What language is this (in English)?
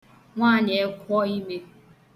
Igbo